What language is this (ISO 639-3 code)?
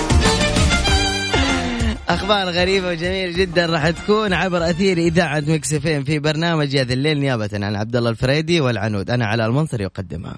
ara